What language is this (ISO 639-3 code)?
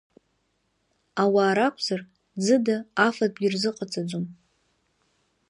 abk